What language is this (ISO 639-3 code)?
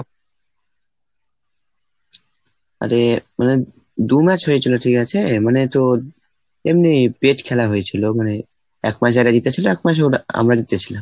ben